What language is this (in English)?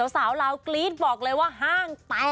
Thai